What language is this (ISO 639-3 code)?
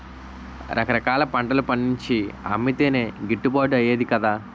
tel